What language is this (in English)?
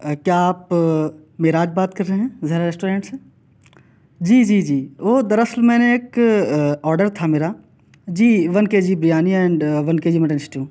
Urdu